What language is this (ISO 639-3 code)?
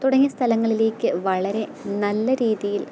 mal